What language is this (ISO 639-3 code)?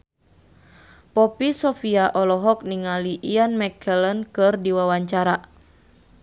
sun